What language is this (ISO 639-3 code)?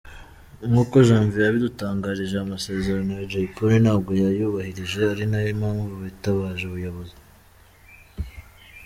kin